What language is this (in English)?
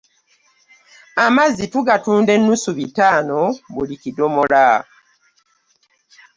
Ganda